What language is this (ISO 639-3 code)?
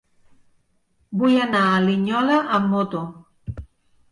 cat